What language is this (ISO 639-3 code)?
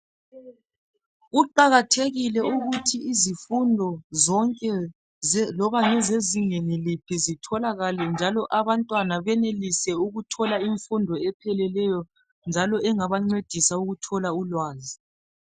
nde